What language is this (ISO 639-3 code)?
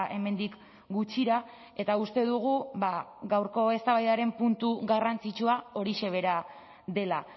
eus